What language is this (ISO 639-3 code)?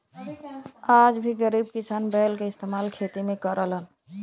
bho